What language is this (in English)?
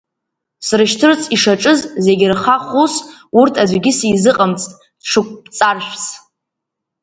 Abkhazian